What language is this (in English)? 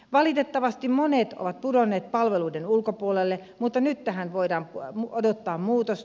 Finnish